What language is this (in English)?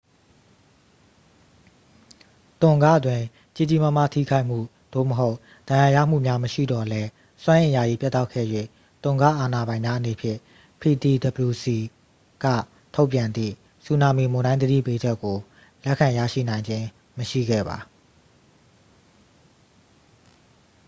Burmese